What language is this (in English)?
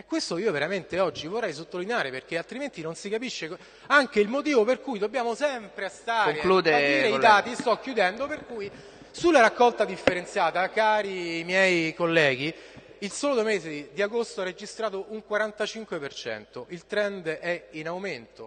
Italian